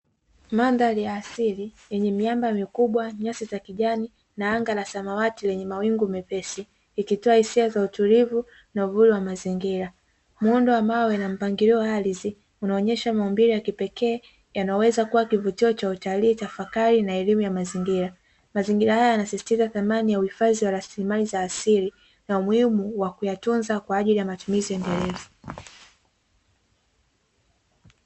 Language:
Swahili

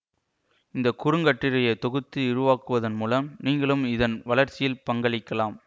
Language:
Tamil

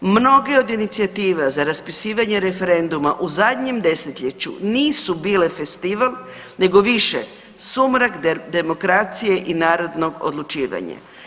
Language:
Croatian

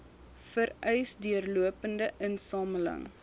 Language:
Afrikaans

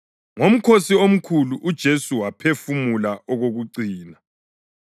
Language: North Ndebele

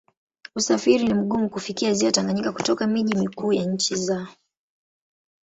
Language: Swahili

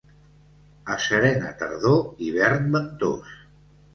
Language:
Catalan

